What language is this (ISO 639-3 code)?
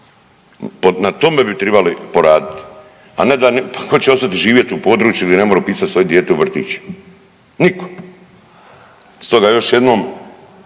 hrv